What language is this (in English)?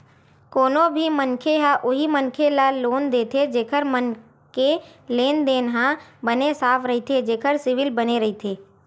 Chhattisgarhi